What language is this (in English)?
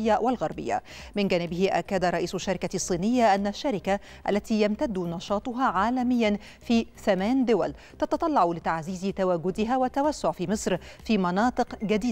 Arabic